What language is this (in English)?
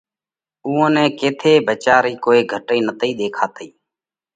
Parkari Koli